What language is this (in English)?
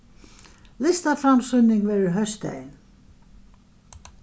Faroese